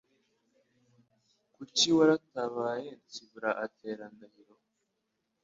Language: Kinyarwanda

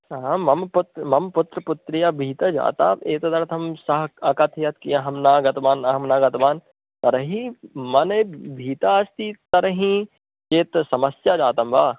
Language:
Sanskrit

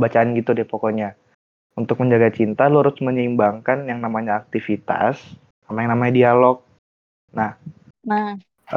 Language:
Indonesian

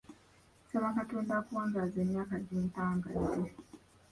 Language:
Ganda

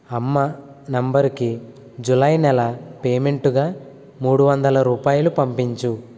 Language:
Telugu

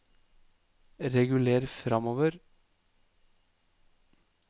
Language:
Norwegian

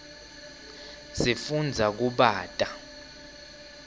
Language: Swati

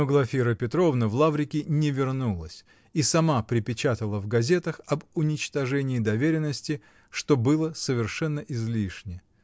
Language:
Russian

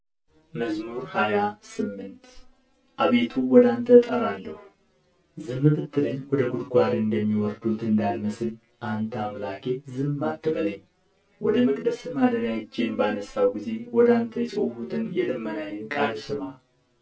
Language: Amharic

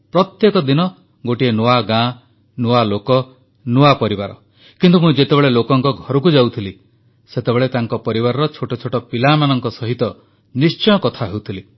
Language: Odia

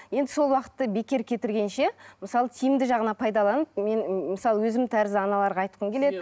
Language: Kazakh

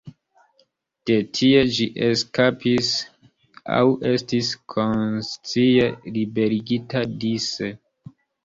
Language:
Esperanto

